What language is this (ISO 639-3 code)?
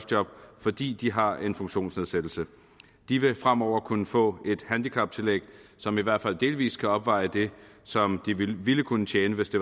dan